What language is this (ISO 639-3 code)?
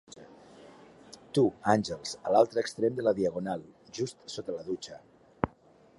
cat